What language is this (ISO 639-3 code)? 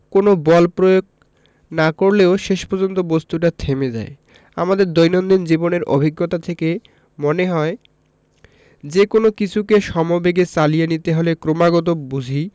ben